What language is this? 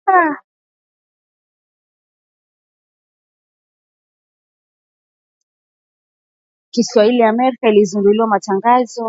Swahili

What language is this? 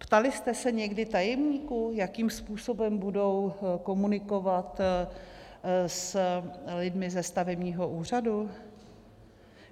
Czech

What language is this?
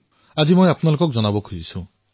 Assamese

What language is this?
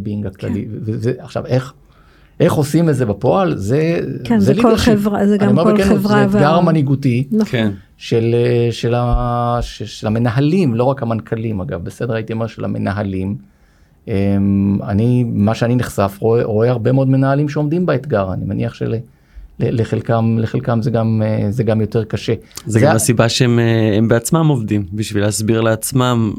Hebrew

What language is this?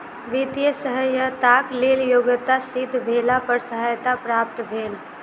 Maithili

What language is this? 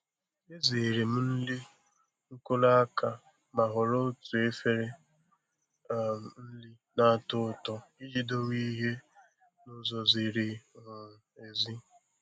Igbo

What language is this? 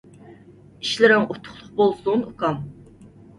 Uyghur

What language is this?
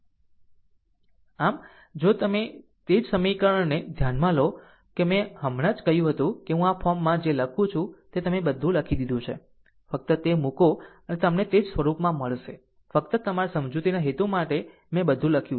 Gujarati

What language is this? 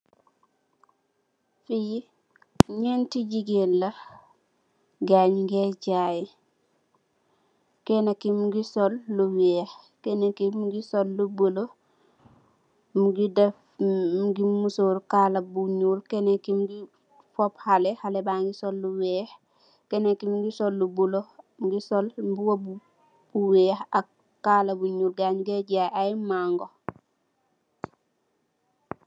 Wolof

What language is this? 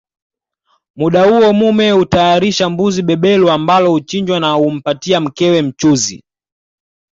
Swahili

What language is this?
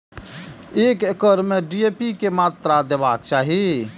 Maithili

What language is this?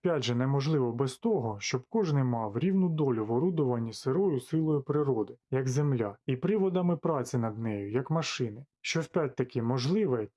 Ukrainian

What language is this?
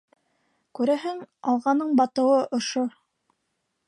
Bashkir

